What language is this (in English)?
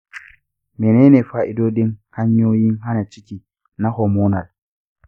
Hausa